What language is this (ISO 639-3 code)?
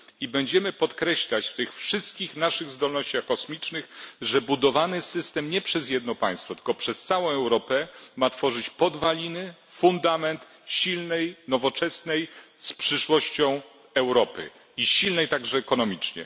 pol